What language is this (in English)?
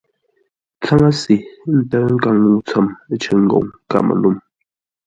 Ngombale